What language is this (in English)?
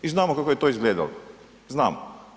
Croatian